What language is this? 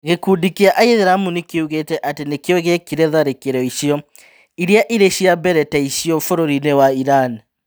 Kikuyu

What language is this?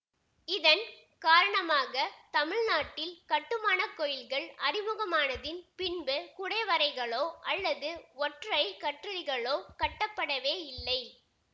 Tamil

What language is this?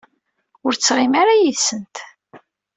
Kabyle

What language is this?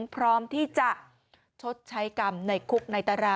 Thai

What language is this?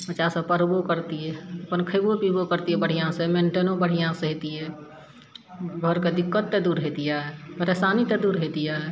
Maithili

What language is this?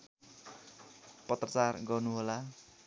Nepali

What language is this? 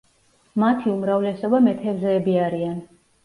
Georgian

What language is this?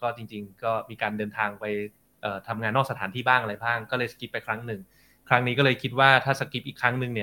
Thai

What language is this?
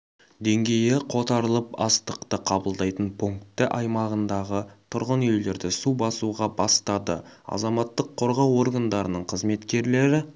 Kazakh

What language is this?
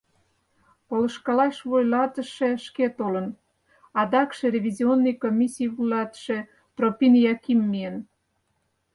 Mari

